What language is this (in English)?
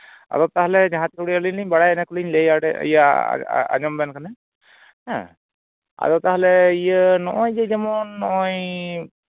Santali